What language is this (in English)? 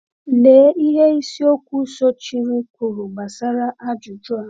Igbo